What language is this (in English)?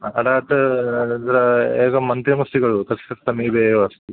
Sanskrit